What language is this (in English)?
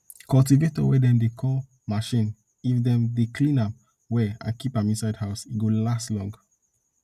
Nigerian Pidgin